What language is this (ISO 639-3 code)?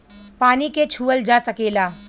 bho